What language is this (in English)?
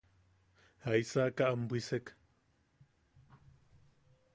Yaqui